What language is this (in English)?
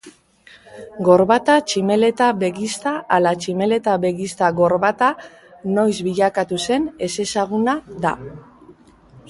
Basque